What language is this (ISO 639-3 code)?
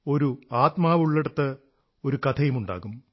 mal